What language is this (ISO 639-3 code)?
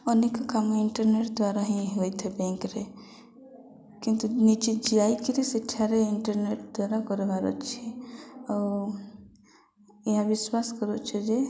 ori